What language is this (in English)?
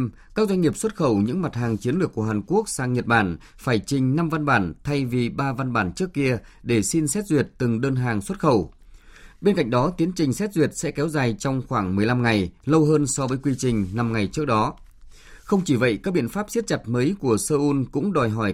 Vietnamese